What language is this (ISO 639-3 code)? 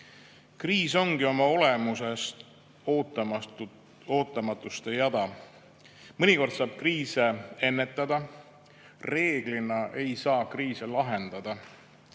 est